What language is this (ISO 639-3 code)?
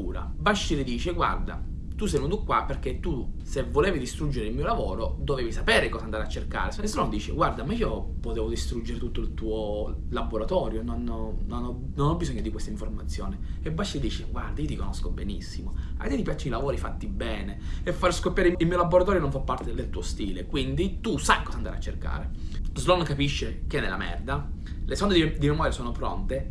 ita